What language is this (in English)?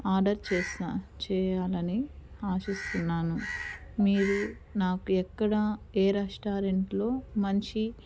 Telugu